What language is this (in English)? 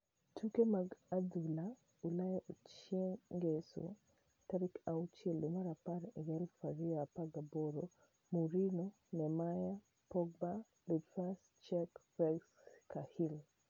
Luo (Kenya and Tanzania)